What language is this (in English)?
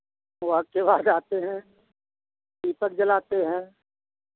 Hindi